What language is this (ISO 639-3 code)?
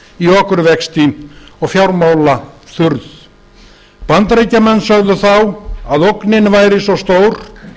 isl